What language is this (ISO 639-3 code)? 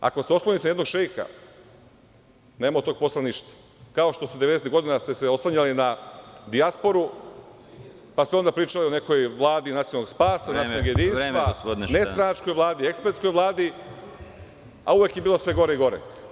srp